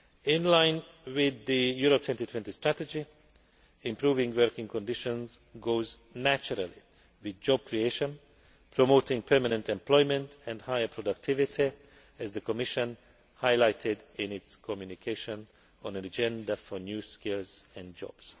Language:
English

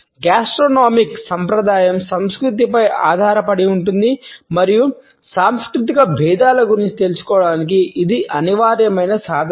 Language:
Telugu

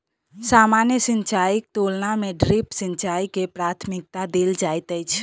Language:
Maithili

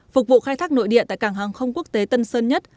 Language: Vietnamese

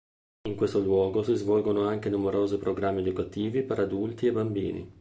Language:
Italian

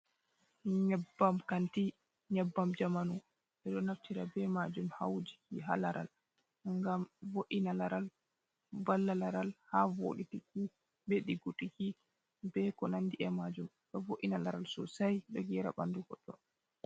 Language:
Fula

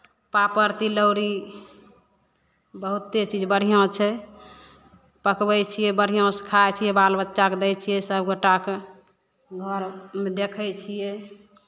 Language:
Maithili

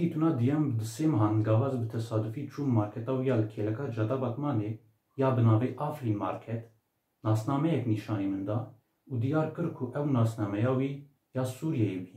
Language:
Turkish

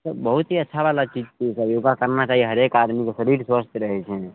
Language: Maithili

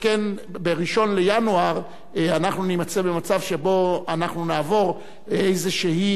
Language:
Hebrew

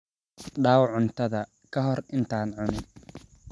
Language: Somali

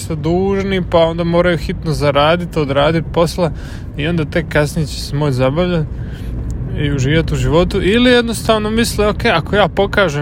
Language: Croatian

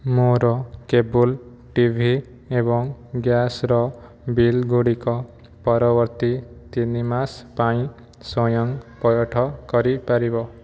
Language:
Odia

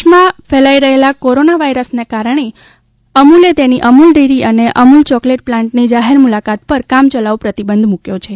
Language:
Gujarati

